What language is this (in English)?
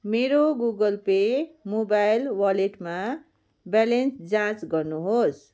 Nepali